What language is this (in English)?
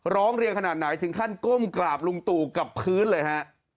Thai